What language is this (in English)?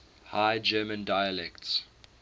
English